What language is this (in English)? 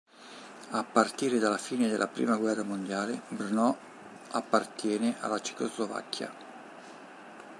Italian